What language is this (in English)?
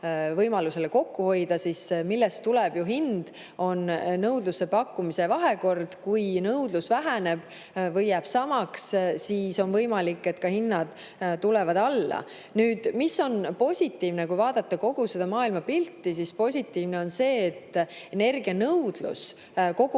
Estonian